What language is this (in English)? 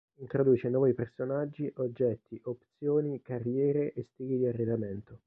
Italian